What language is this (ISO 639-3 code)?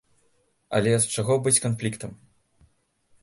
bel